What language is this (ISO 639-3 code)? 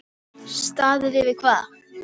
isl